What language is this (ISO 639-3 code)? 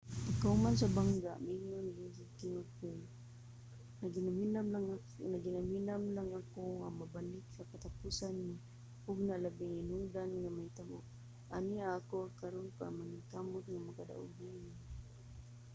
ceb